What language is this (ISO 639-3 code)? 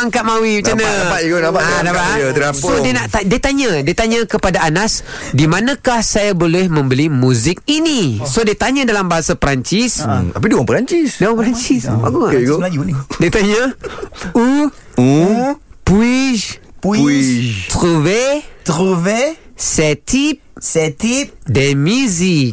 msa